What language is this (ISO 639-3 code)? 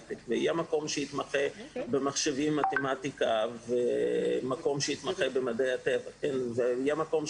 heb